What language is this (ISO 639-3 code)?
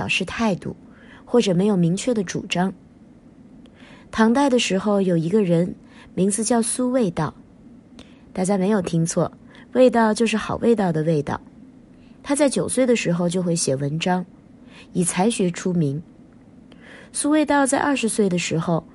zho